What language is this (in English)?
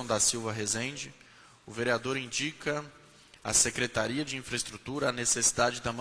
Portuguese